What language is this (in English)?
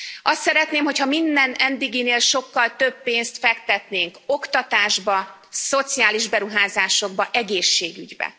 Hungarian